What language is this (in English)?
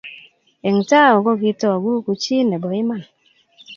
Kalenjin